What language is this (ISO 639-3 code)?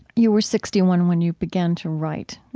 eng